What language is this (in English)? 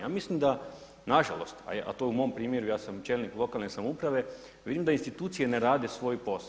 Croatian